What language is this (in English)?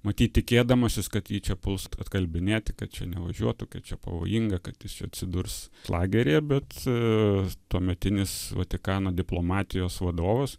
Lithuanian